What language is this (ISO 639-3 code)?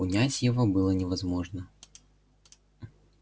rus